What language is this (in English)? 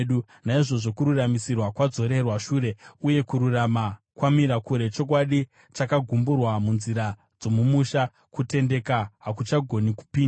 Shona